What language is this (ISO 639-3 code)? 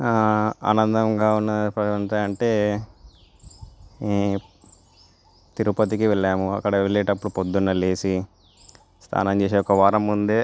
tel